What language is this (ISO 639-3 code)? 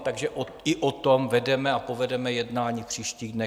ces